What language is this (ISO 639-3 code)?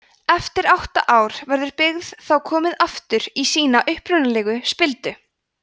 isl